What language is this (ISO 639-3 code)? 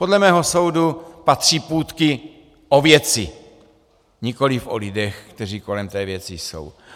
ces